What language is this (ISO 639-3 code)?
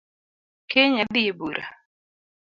luo